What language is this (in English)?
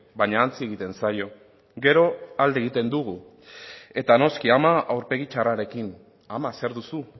Basque